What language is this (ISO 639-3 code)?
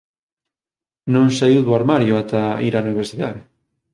glg